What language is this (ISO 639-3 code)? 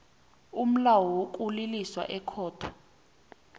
nbl